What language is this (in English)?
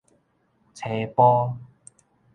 Min Nan Chinese